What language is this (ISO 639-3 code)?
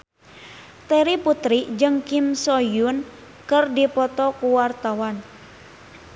sun